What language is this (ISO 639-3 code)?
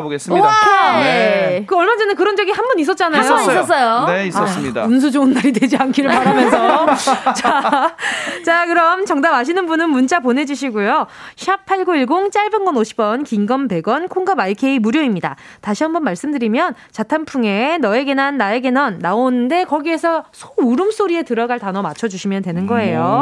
kor